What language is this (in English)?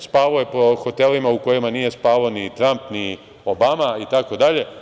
Serbian